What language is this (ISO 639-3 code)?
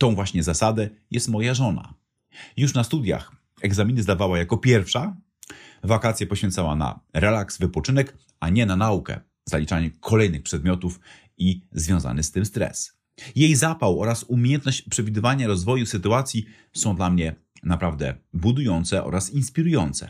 pol